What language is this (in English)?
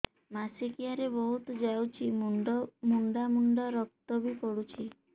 Odia